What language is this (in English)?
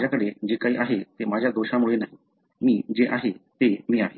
Marathi